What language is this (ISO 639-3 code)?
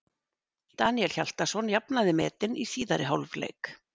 isl